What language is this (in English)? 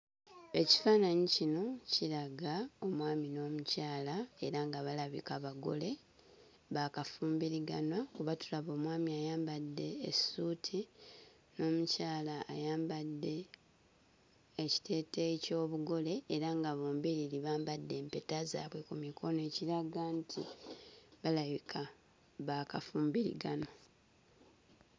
Ganda